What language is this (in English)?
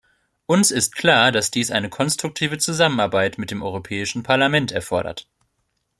German